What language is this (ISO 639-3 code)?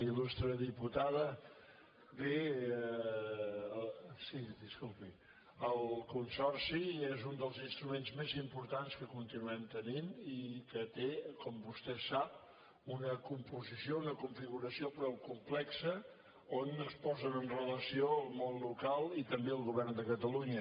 cat